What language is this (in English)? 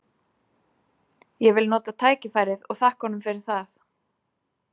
Icelandic